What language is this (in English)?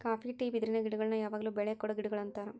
Kannada